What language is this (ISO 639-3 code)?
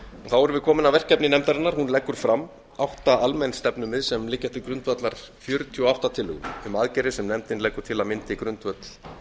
isl